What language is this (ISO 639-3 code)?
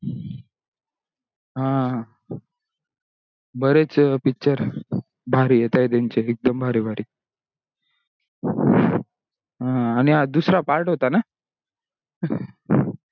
mar